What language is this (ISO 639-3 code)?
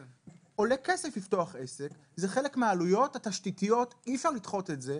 heb